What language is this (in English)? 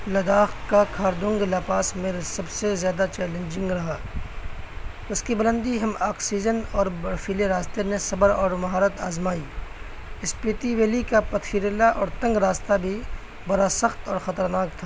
Urdu